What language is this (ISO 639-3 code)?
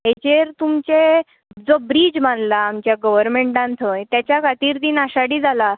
kok